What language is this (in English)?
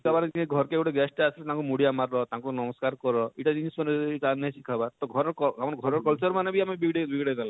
Odia